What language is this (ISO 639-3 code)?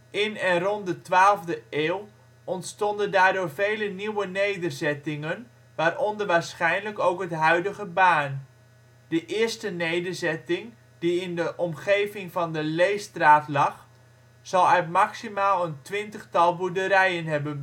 nld